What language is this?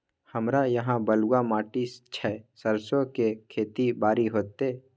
Maithili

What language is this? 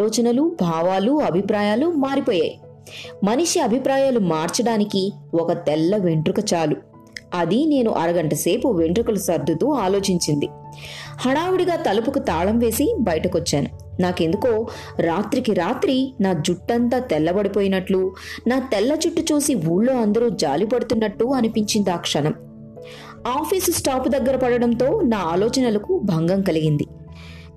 Telugu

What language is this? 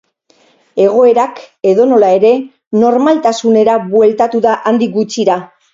Basque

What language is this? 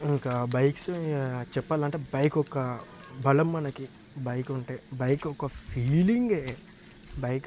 Telugu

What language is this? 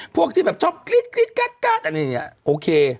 Thai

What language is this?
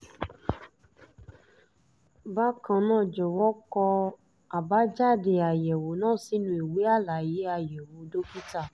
Yoruba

